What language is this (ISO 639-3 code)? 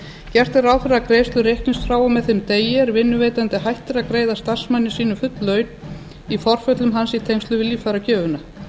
isl